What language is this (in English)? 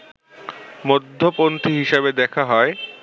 Bangla